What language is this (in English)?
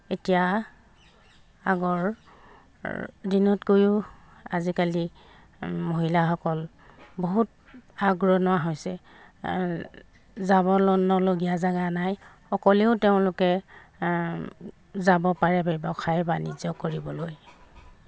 Assamese